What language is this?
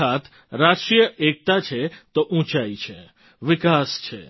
Gujarati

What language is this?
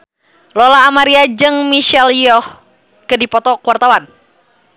Sundanese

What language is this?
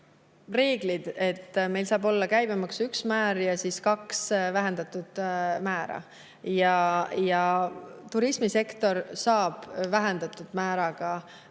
Estonian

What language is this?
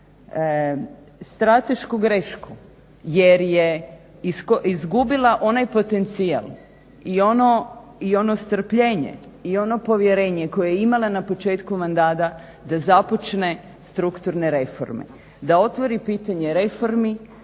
Croatian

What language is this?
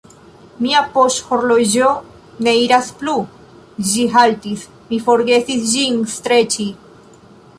Esperanto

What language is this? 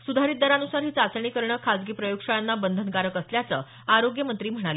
Marathi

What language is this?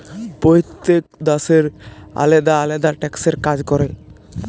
Bangla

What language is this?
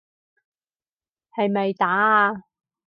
Cantonese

